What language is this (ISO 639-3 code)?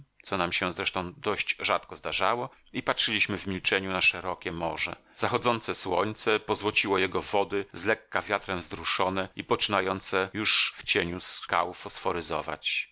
pol